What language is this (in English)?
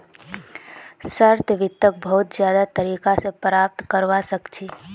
Magahi